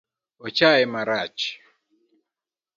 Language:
Luo (Kenya and Tanzania)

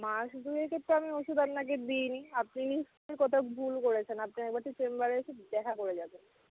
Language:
Bangla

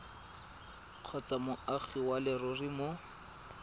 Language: Tswana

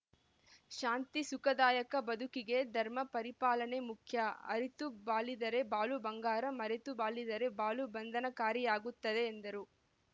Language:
Kannada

